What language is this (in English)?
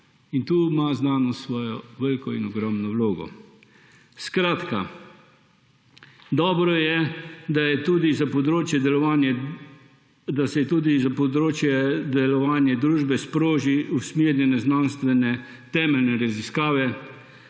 Slovenian